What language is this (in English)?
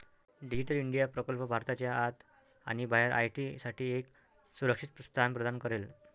Marathi